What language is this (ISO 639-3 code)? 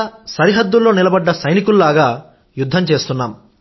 tel